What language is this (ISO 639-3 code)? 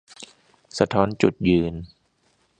tha